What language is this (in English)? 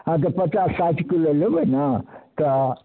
Maithili